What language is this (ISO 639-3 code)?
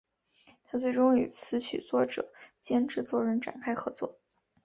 zho